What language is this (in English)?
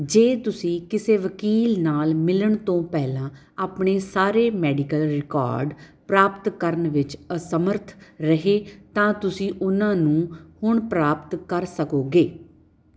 Punjabi